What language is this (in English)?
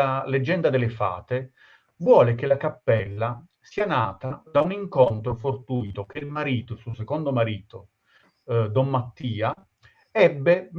Italian